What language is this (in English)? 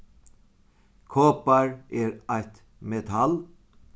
Faroese